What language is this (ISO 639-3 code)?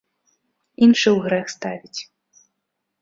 bel